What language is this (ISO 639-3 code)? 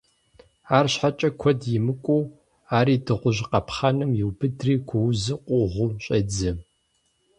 kbd